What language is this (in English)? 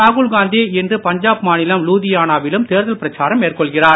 Tamil